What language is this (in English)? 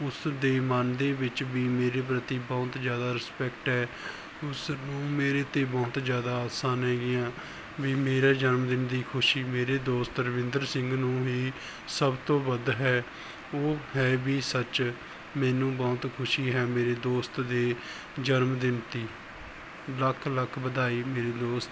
Punjabi